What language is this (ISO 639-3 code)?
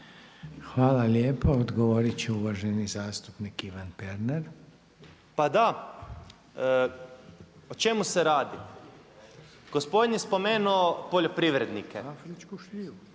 hrv